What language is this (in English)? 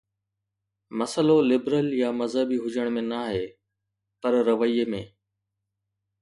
Sindhi